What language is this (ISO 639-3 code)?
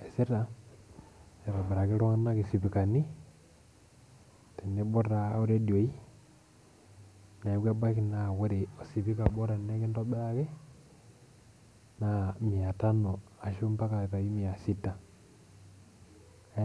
mas